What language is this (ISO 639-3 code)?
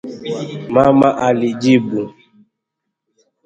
swa